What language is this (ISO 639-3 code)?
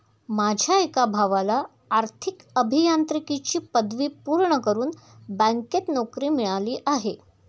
mar